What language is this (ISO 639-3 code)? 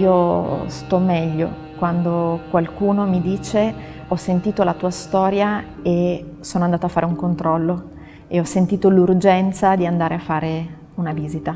ita